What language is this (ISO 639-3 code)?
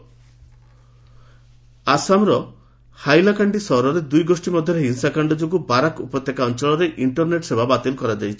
ori